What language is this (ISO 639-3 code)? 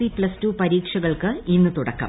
mal